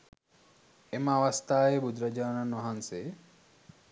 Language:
Sinhala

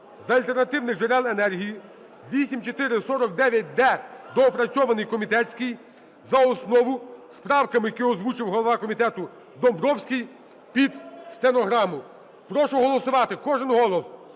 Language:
Ukrainian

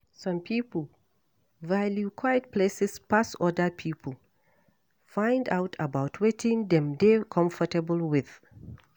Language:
Nigerian Pidgin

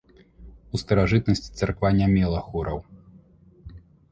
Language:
Belarusian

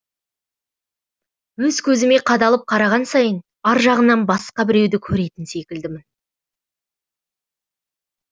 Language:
Kazakh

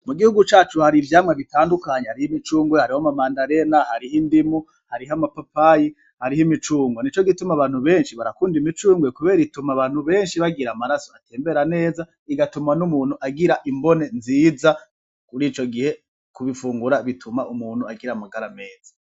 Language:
Rundi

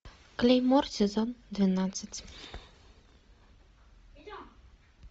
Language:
Russian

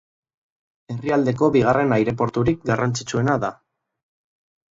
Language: Basque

